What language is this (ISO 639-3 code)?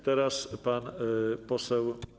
pol